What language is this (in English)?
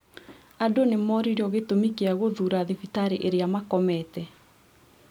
Kikuyu